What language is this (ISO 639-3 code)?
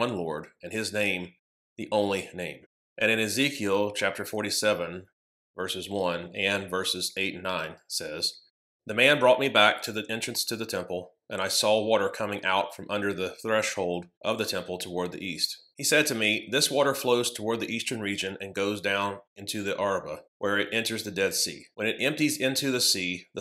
eng